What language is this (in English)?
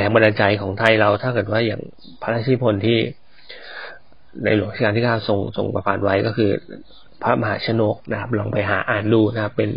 Thai